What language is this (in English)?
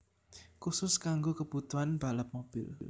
Javanese